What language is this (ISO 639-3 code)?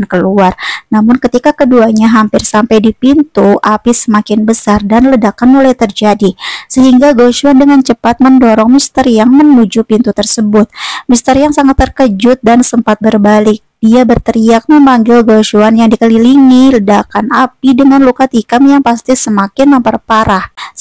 ind